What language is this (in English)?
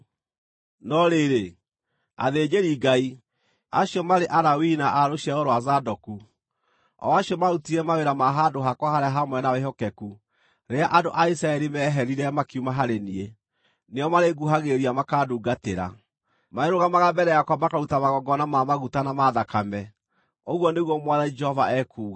Kikuyu